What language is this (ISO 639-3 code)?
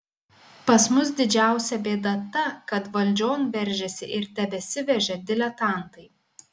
lit